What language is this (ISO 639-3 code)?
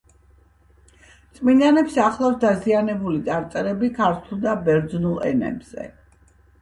kat